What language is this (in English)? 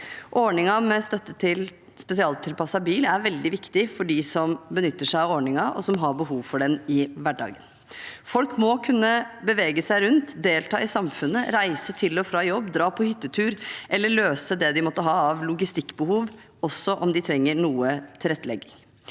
Norwegian